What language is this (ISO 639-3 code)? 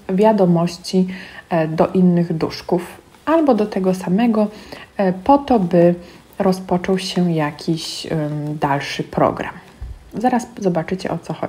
pol